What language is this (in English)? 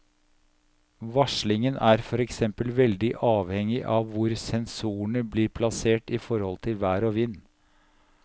Norwegian